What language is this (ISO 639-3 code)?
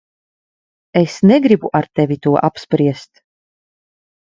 lav